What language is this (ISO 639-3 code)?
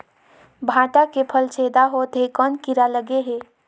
hne